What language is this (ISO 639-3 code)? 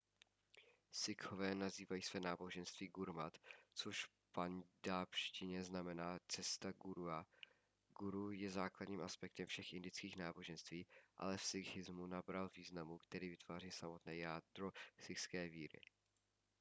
ces